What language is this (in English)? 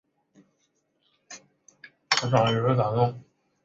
Chinese